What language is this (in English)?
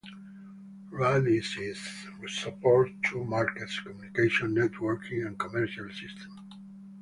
English